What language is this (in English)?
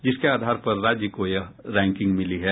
Hindi